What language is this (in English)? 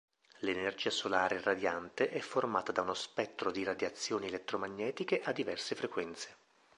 Italian